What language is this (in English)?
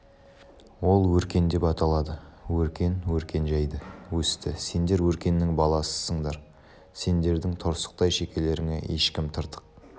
Kazakh